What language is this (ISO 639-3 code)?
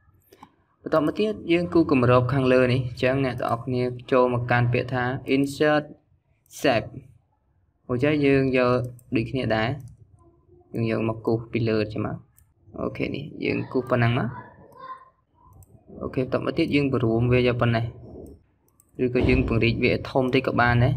vie